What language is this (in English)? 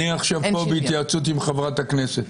Hebrew